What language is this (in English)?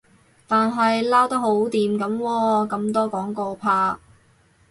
Cantonese